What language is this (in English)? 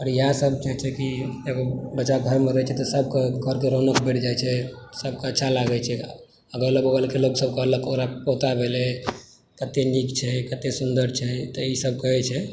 Maithili